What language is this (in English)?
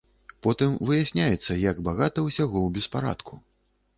Belarusian